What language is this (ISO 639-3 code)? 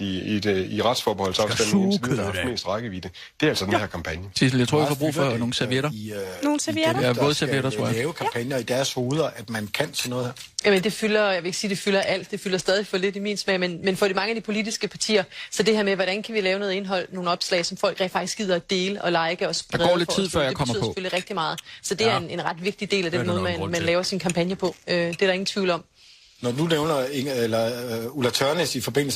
dan